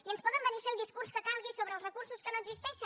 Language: Catalan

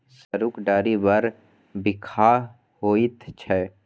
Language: Maithili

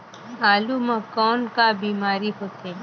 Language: Chhattisgarhi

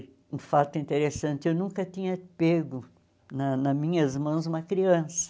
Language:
Portuguese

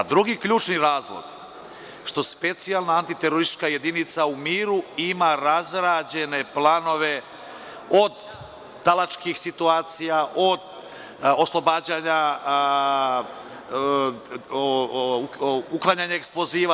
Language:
Serbian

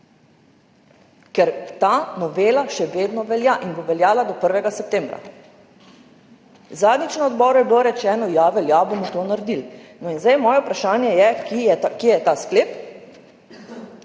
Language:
Slovenian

